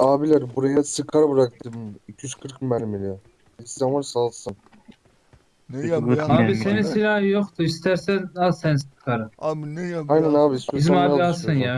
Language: Turkish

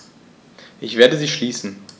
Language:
German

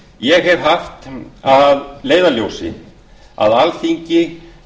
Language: Icelandic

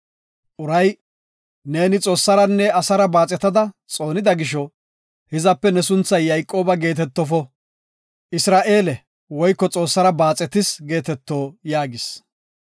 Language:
Gofa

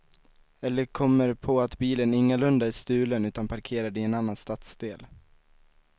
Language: Swedish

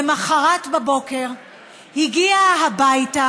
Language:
Hebrew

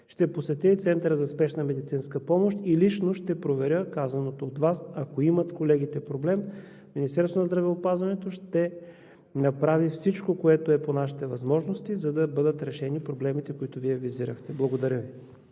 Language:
Bulgarian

